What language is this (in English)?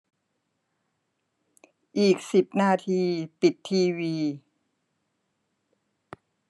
Thai